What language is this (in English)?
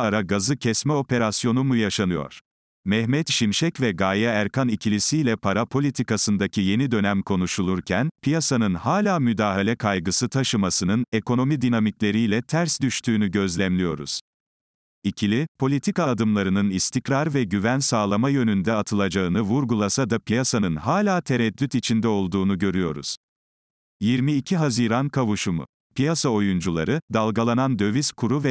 Turkish